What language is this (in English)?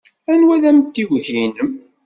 Kabyle